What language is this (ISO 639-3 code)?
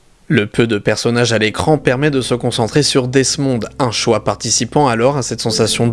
fra